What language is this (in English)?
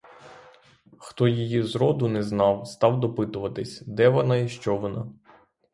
Ukrainian